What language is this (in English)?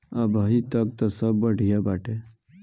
Bhojpuri